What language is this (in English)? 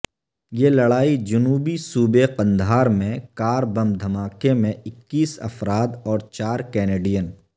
Urdu